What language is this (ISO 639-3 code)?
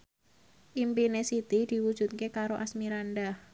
jav